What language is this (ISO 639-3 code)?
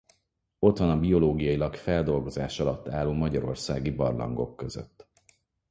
hun